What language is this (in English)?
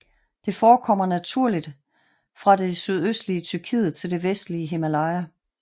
Danish